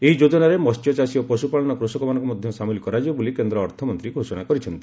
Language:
Odia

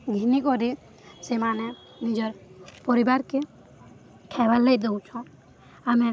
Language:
Odia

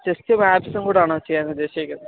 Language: Malayalam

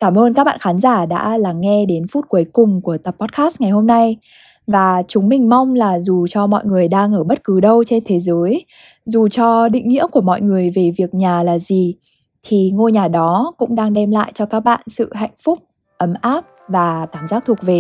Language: Vietnamese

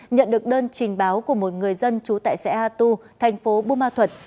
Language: Vietnamese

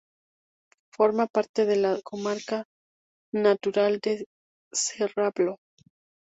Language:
Spanish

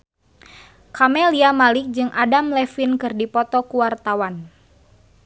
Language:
Sundanese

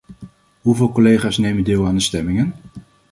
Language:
Dutch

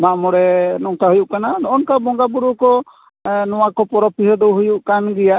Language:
Santali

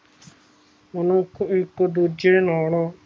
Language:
Punjabi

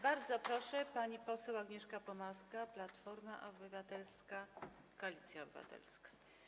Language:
Polish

